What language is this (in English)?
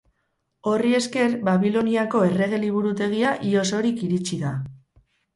Basque